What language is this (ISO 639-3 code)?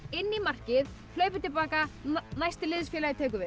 isl